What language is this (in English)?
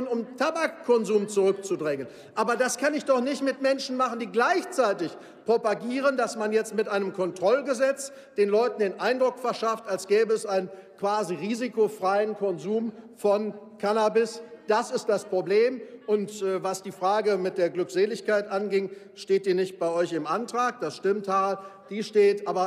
German